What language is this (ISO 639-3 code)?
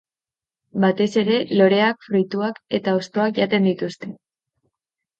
eus